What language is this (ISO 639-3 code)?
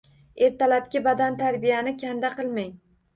uzb